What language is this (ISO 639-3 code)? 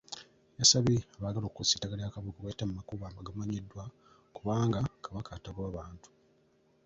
lug